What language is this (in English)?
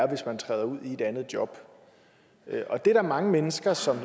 Danish